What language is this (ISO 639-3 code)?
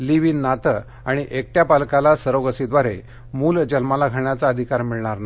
mar